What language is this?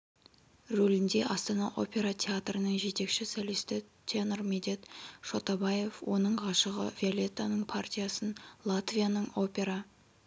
Kazakh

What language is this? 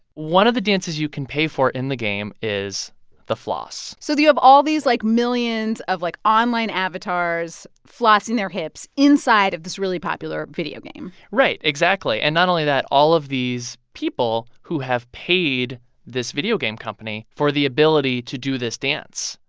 English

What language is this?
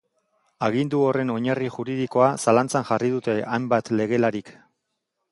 Basque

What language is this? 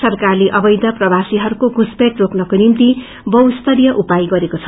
Nepali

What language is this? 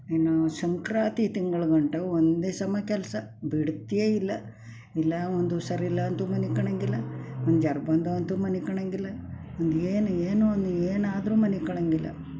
Kannada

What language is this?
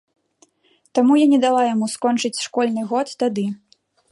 Belarusian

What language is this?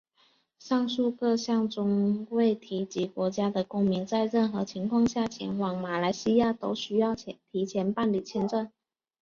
Chinese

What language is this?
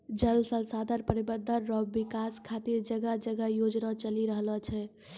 Maithili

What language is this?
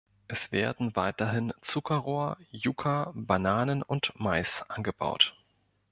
German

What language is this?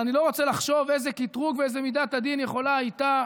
Hebrew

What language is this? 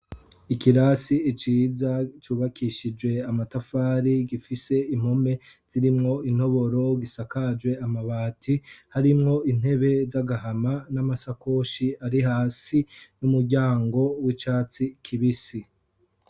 Rundi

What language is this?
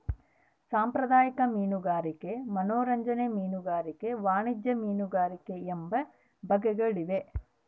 Kannada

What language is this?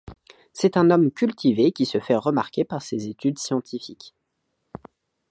French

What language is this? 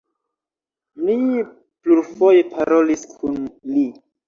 Esperanto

